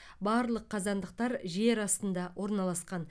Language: Kazakh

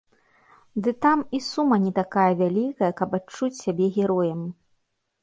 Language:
Belarusian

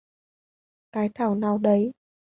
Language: Vietnamese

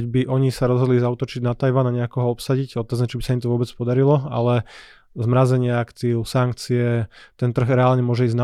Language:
Slovak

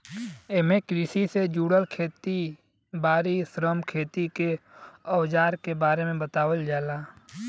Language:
Bhojpuri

